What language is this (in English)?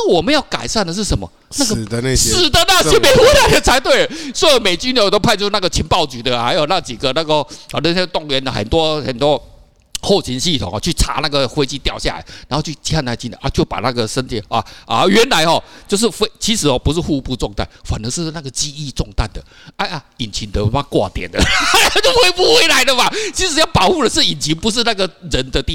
Chinese